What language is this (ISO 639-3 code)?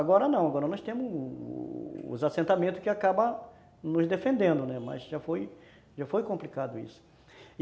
por